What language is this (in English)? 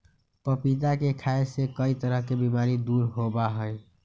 Magahi